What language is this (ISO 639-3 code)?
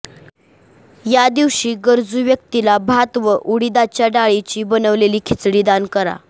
mar